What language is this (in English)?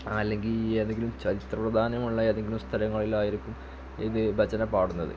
Malayalam